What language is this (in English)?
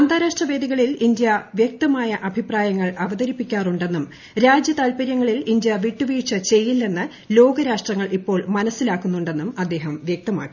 Malayalam